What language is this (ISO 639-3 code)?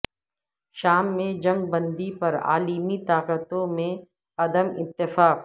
urd